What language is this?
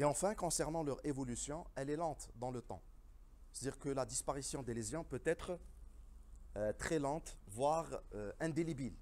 French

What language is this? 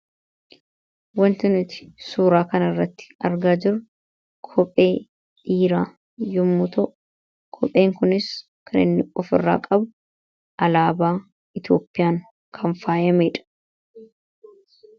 Oromo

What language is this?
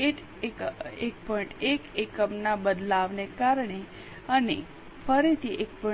Gujarati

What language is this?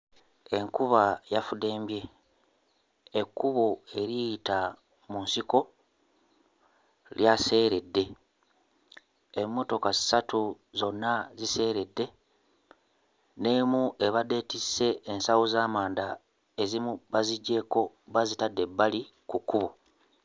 Ganda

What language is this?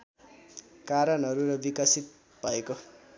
Nepali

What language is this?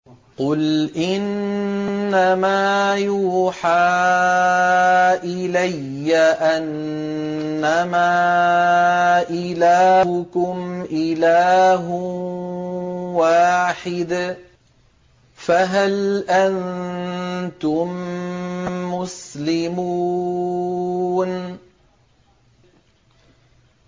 Arabic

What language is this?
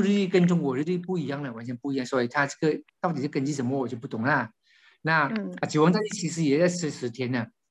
Chinese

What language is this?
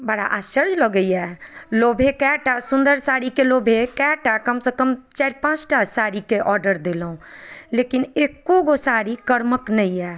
Maithili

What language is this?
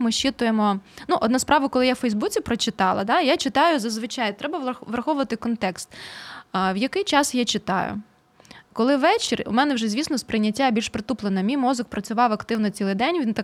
Ukrainian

